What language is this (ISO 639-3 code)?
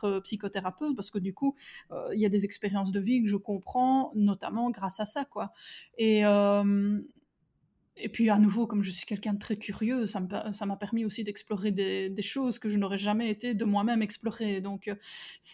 fra